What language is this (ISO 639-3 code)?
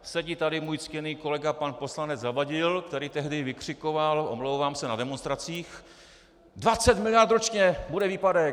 ces